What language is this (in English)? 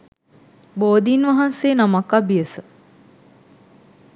Sinhala